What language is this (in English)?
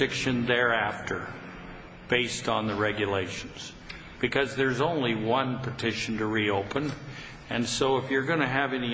English